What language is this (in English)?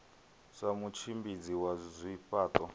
Venda